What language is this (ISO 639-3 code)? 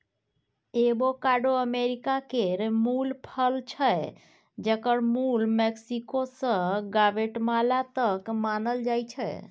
mai